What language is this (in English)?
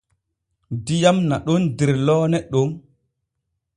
Borgu Fulfulde